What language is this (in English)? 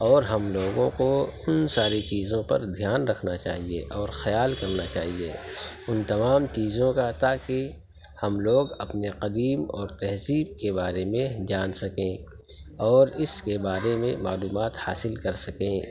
Urdu